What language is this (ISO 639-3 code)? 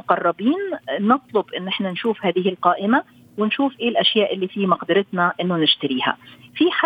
ara